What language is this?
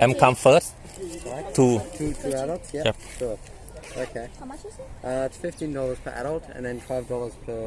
Thai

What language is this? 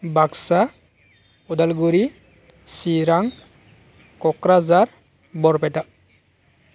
Bodo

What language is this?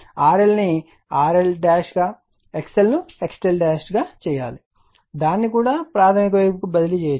Telugu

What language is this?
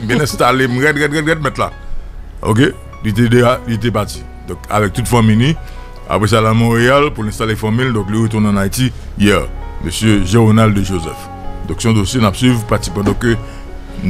French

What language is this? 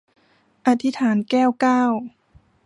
Thai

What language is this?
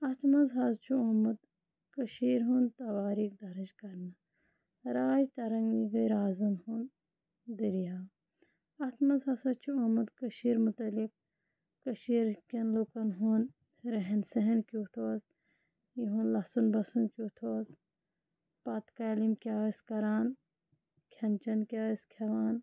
Kashmiri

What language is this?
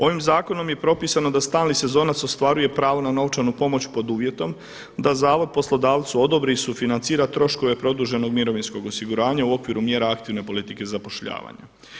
Croatian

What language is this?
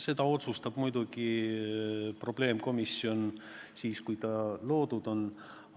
Estonian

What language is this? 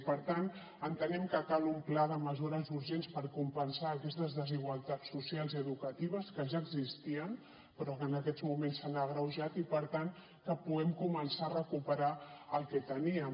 Catalan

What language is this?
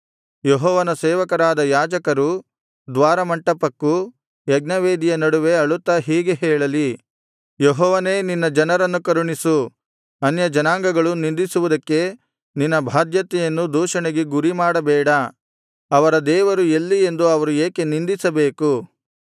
Kannada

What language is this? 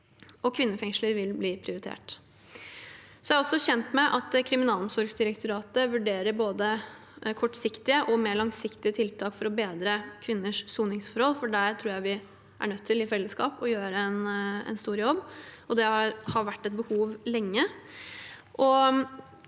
Norwegian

